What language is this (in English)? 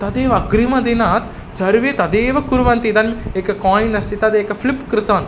Sanskrit